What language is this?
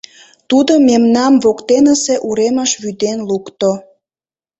Mari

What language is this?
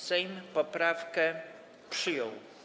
Polish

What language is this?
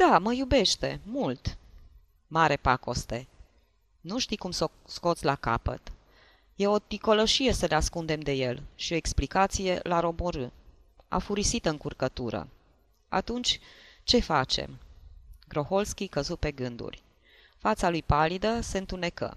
Romanian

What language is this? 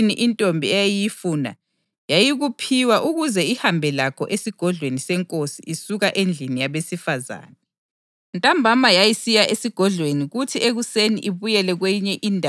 North Ndebele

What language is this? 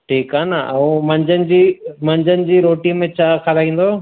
Sindhi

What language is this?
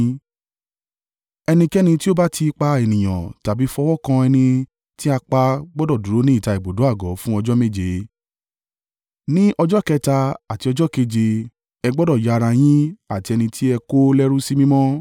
Yoruba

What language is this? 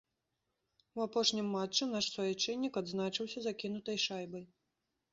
Belarusian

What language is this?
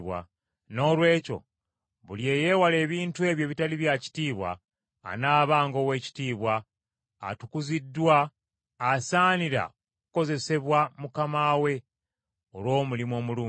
Ganda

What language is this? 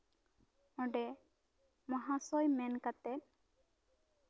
Santali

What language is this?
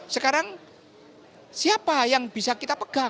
Indonesian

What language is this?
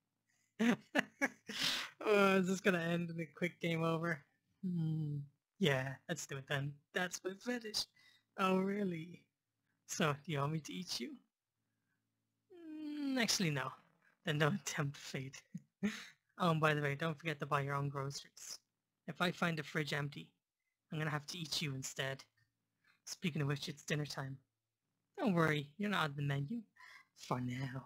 English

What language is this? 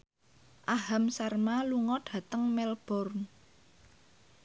Javanese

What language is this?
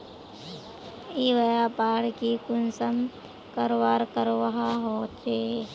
Magahi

